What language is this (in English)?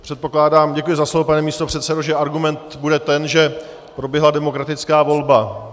Czech